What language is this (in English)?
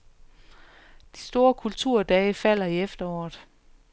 Danish